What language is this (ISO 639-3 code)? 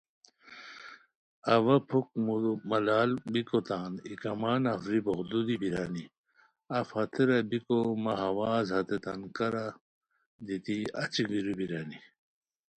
khw